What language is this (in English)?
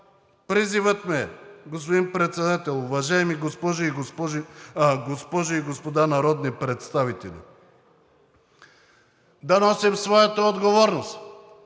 Bulgarian